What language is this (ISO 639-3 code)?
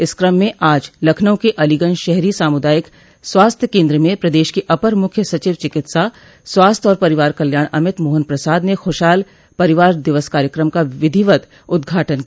hin